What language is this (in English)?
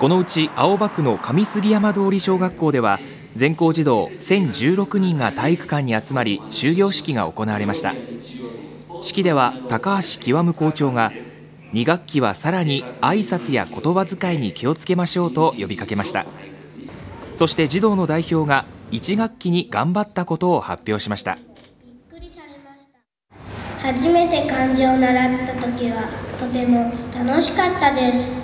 Japanese